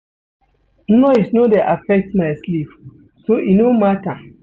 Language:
Nigerian Pidgin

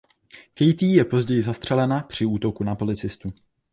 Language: Czech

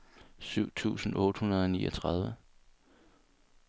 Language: Danish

